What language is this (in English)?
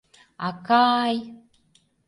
Mari